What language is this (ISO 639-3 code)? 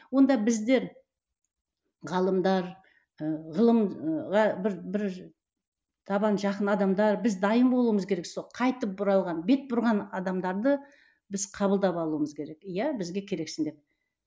kaz